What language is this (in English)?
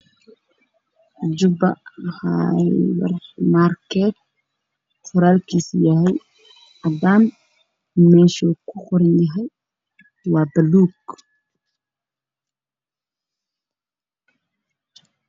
Somali